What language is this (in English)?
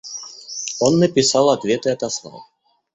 Russian